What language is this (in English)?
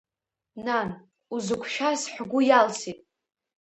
Abkhazian